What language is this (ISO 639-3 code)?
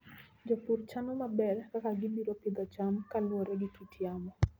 luo